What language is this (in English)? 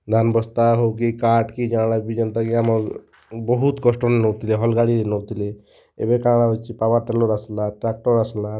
Odia